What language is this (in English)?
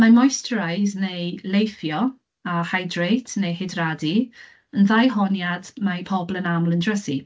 Welsh